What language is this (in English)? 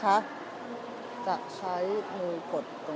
Thai